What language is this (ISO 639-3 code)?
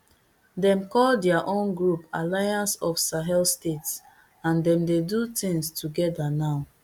pcm